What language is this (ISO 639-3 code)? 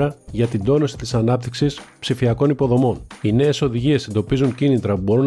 ell